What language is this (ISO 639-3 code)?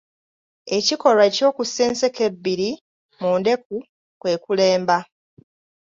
lug